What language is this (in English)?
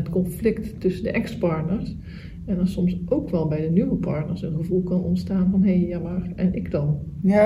Dutch